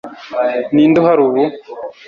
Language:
Kinyarwanda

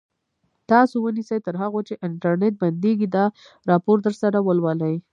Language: Pashto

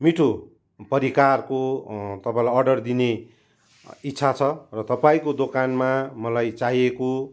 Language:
Nepali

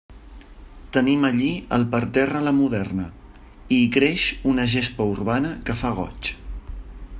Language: Catalan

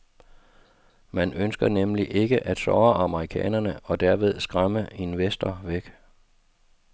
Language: Danish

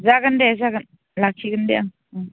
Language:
Bodo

